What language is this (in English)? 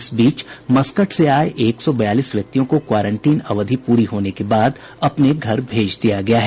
Hindi